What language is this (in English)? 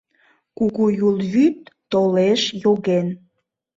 Mari